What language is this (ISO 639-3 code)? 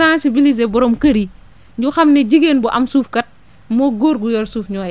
wol